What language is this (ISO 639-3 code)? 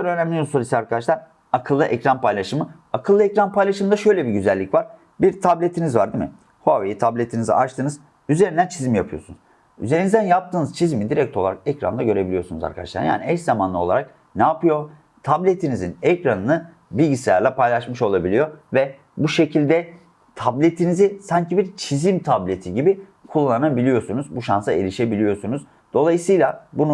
tur